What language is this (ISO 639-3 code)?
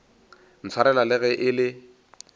nso